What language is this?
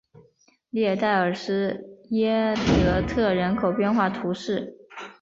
Chinese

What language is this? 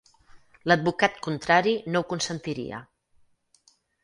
Catalan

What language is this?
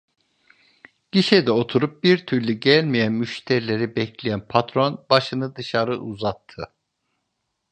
Turkish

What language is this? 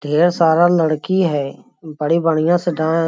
Magahi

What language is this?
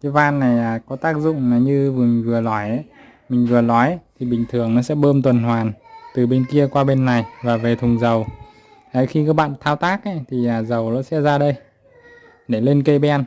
Vietnamese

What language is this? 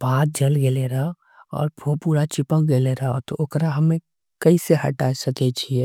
Angika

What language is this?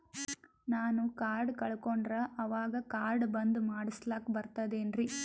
Kannada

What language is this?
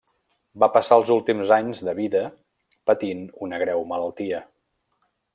Catalan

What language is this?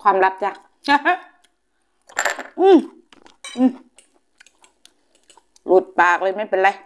Thai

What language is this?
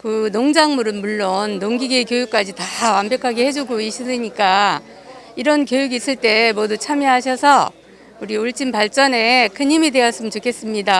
Korean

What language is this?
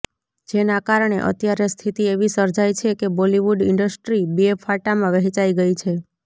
Gujarati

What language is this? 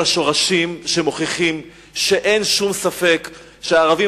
Hebrew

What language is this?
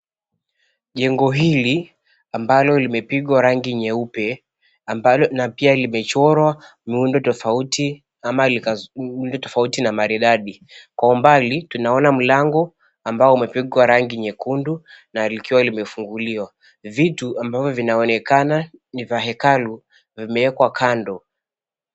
Swahili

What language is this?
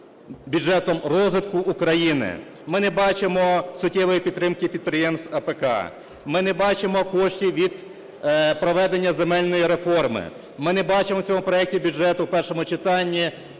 Ukrainian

